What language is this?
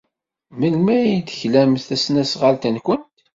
Kabyle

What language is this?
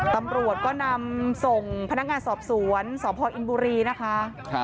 Thai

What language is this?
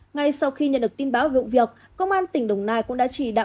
Vietnamese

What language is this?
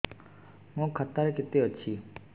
Odia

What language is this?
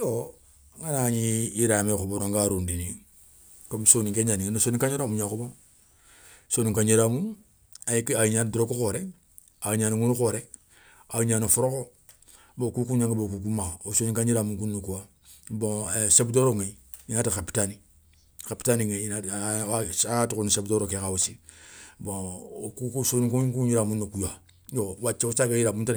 Soninke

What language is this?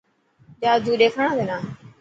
Dhatki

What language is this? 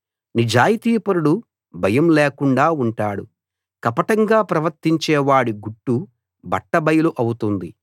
Telugu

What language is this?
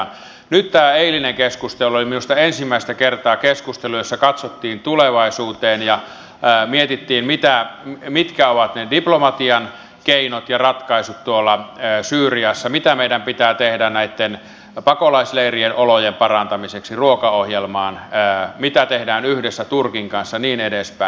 Finnish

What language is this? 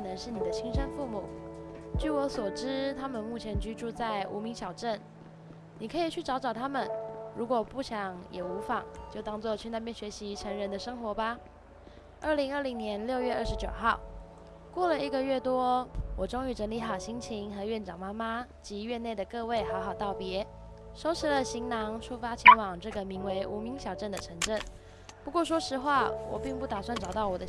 Chinese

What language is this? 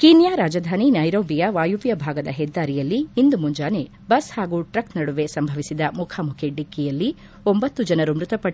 Kannada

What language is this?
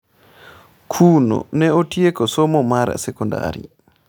Luo (Kenya and Tanzania)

